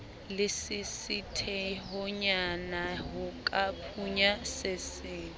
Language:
Southern Sotho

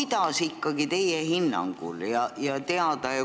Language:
Estonian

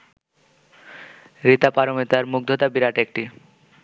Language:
Bangla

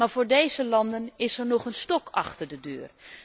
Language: Dutch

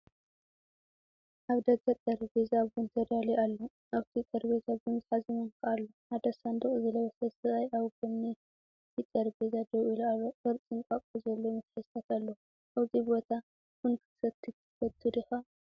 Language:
Tigrinya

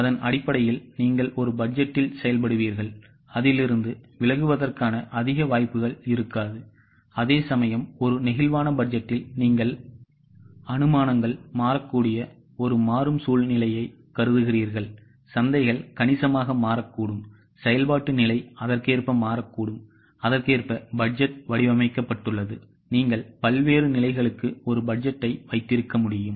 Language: Tamil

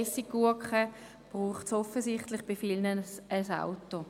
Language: Swiss German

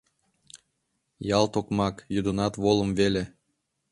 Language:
Mari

